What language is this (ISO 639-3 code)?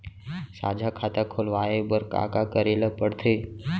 hne